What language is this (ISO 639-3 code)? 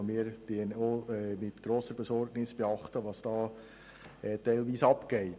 gsw